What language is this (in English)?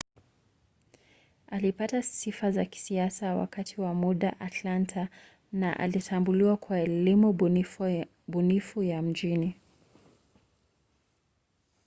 Swahili